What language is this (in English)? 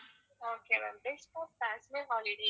Tamil